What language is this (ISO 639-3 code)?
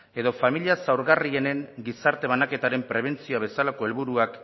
eus